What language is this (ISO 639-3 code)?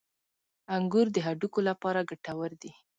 pus